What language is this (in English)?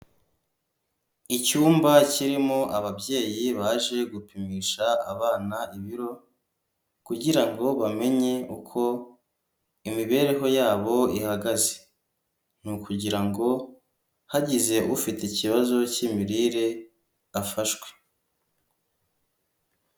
Kinyarwanda